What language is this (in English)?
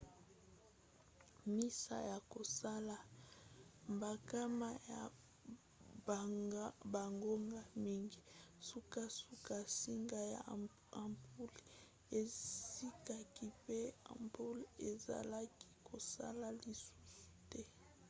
Lingala